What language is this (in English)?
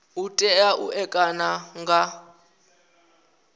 Venda